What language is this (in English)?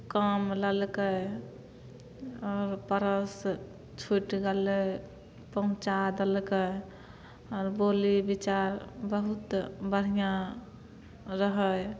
Maithili